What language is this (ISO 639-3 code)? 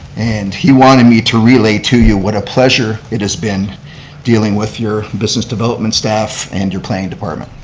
eng